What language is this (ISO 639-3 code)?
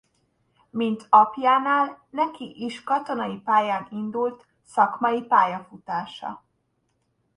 hun